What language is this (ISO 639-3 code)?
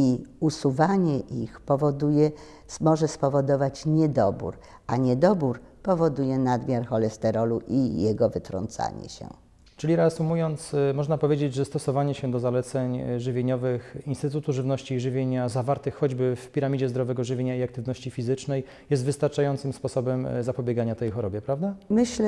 pol